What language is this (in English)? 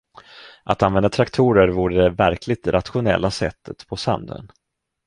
Swedish